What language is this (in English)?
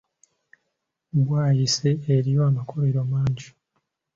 Ganda